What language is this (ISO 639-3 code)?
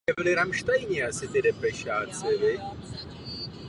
ces